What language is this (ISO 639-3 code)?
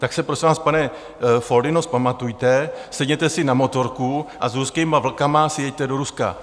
ces